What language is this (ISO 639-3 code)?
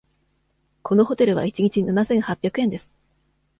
jpn